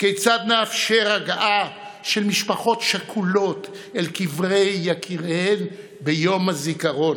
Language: Hebrew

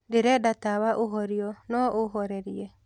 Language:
Kikuyu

